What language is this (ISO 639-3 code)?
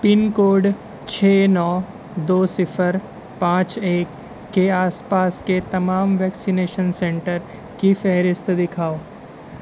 urd